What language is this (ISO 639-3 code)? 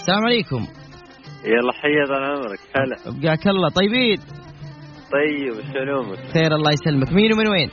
ara